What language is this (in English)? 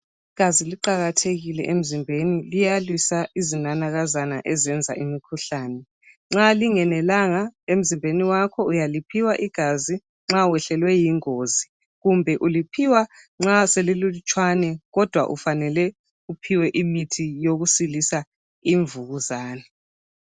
North Ndebele